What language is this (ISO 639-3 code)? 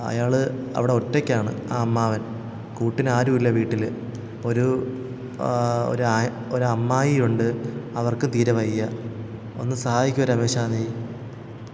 mal